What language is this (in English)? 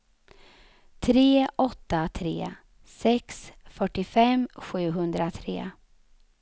Swedish